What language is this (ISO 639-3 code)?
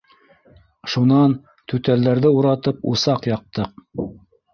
bak